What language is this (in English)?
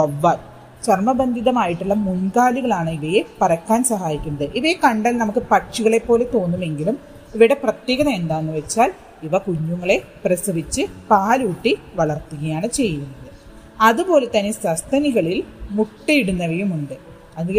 Malayalam